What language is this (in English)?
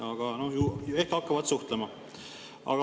Estonian